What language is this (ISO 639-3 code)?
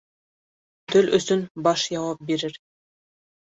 bak